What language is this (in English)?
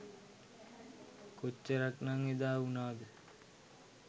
Sinhala